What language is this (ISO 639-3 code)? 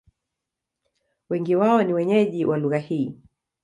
swa